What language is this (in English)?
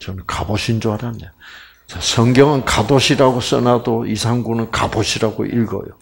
Korean